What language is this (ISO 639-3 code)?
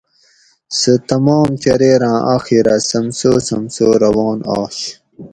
gwc